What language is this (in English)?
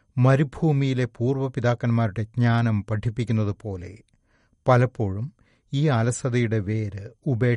Malayalam